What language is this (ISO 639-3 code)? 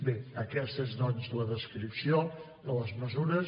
cat